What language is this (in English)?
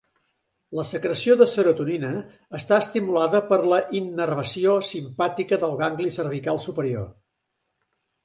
Catalan